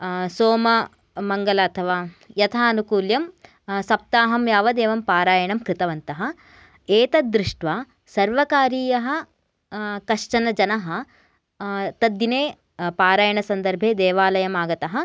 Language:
Sanskrit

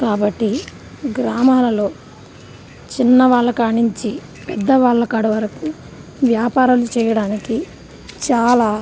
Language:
Telugu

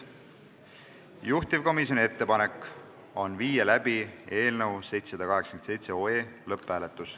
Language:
Estonian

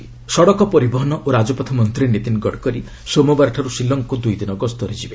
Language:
Odia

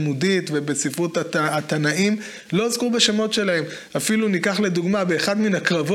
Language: Hebrew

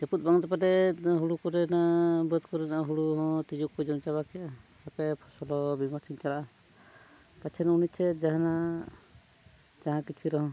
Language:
Santali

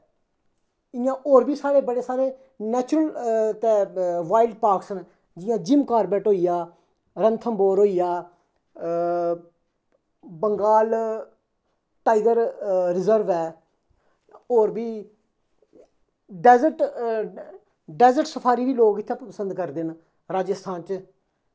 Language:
Dogri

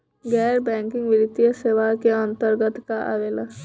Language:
Bhojpuri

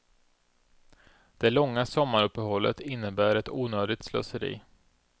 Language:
Swedish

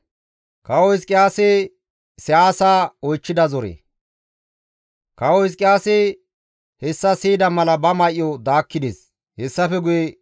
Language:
Gamo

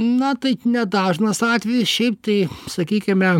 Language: Lithuanian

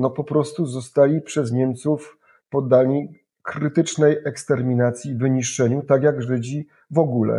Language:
Polish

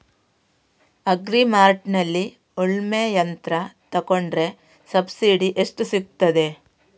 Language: Kannada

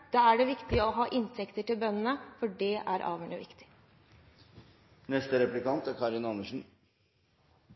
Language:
Norwegian Bokmål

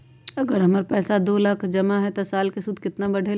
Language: Magahi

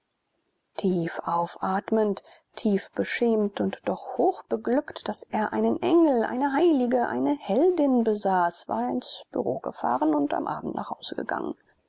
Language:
German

